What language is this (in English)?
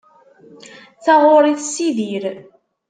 Kabyle